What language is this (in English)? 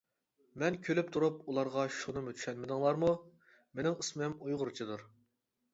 Uyghur